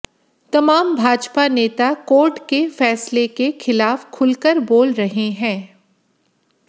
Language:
Hindi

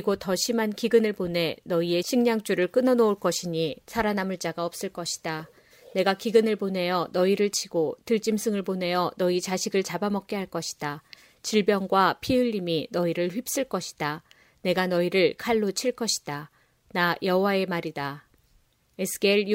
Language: Korean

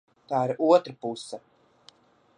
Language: Latvian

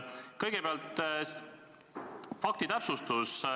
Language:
Estonian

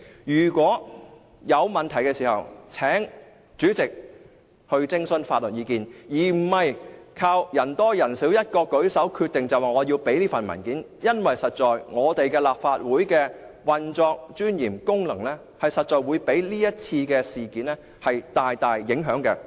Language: Cantonese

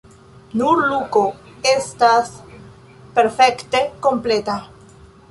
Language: Esperanto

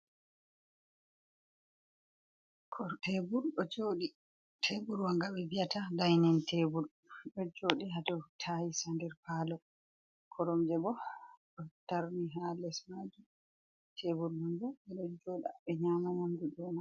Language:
Fula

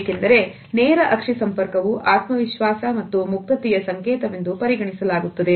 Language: Kannada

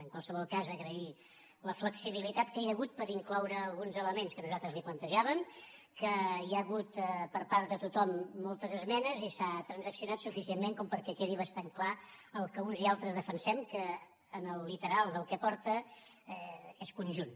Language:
Catalan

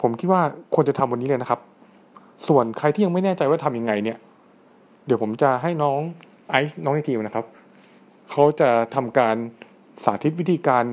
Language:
Thai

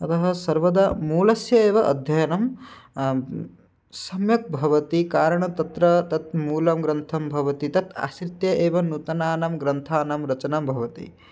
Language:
Sanskrit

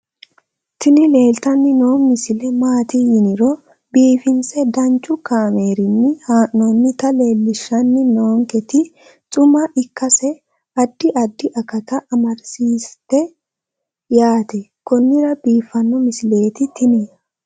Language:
Sidamo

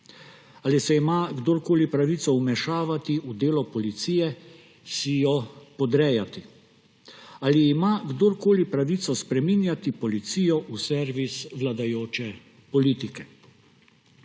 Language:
Slovenian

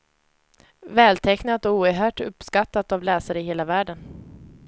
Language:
Swedish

